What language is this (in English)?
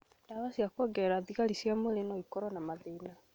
Kikuyu